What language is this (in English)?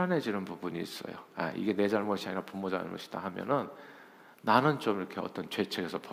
Korean